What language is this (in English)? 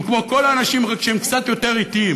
Hebrew